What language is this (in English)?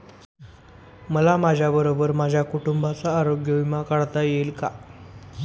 Marathi